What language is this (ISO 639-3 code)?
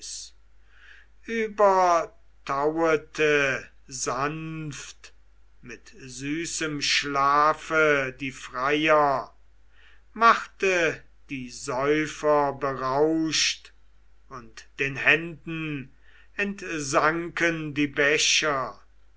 deu